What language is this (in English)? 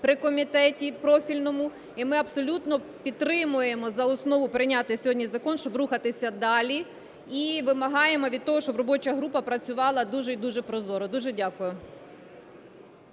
Ukrainian